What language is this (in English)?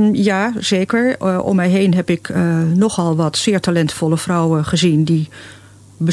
Dutch